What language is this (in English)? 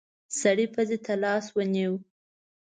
Pashto